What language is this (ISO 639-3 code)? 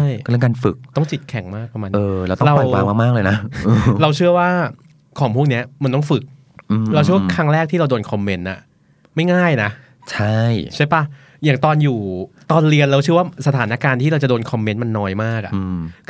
tha